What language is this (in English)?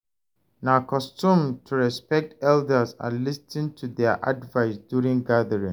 Nigerian Pidgin